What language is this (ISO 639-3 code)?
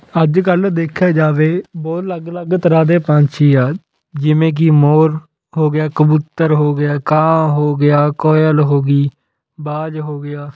pan